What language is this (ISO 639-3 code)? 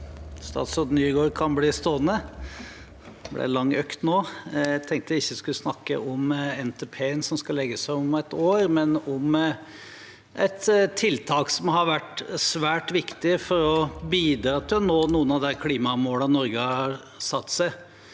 nor